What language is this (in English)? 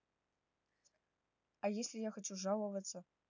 Russian